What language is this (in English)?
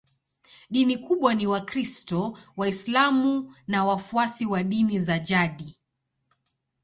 Swahili